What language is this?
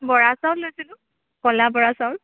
Assamese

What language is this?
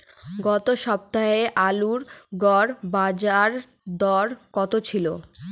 Bangla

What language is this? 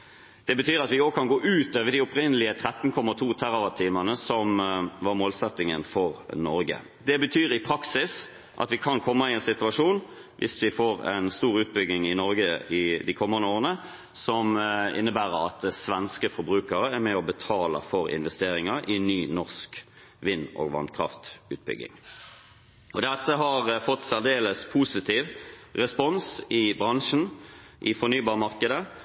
Norwegian Bokmål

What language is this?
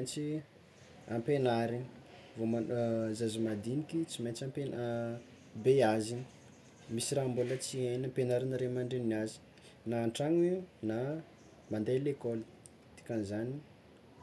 Tsimihety Malagasy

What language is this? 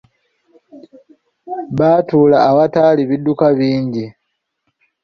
Ganda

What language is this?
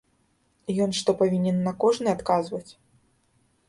Belarusian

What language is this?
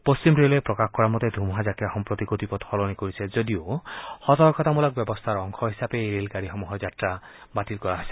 Assamese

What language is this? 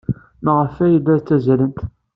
Kabyle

